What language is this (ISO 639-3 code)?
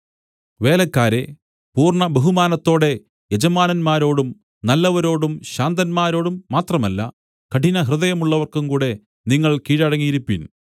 mal